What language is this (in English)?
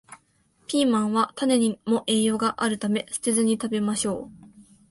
Japanese